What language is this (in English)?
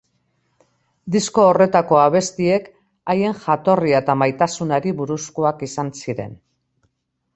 Basque